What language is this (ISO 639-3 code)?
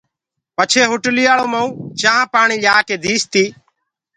ggg